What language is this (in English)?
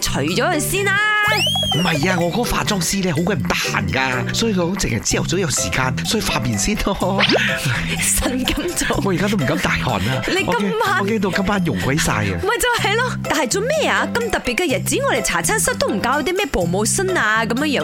Chinese